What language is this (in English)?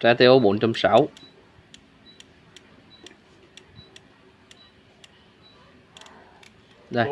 Vietnamese